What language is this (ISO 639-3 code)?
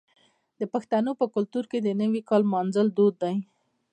pus